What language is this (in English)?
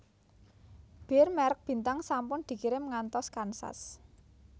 Javanese